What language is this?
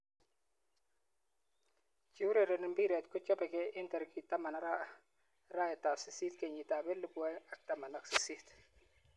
Kalenjin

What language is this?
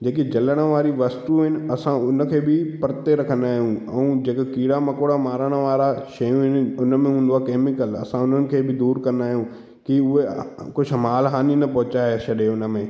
Sindhi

